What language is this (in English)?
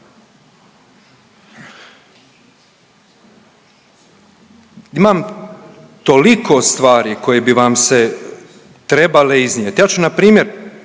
Croatian